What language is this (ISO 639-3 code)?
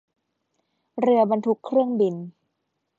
tha